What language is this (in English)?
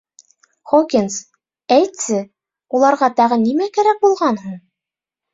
Bashkir